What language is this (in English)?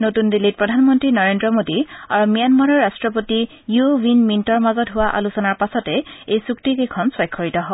Assamese